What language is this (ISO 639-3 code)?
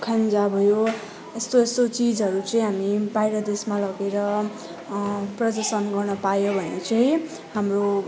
nep